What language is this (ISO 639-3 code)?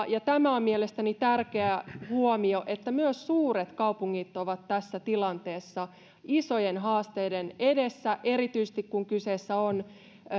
fin